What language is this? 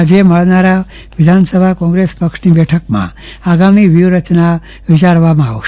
Gujarati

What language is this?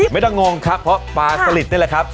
Thai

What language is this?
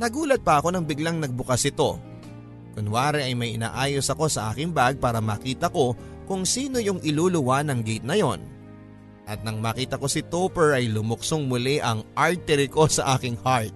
Filipino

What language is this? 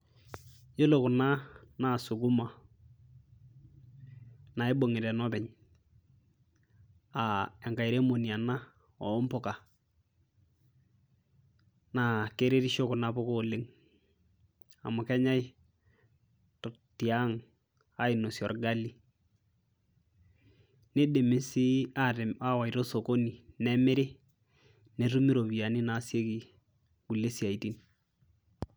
Masai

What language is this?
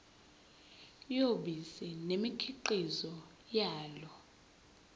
Zulu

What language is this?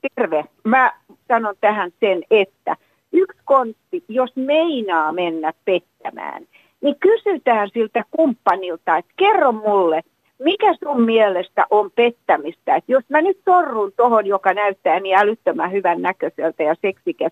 Finnish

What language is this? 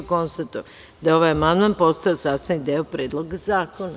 Serbian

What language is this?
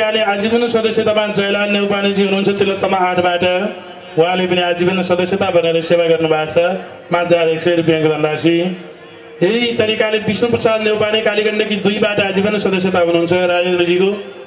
Arabic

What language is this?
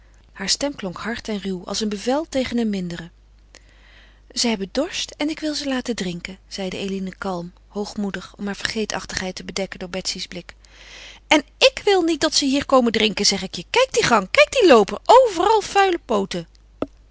Dutch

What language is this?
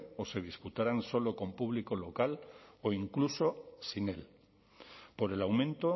Spanish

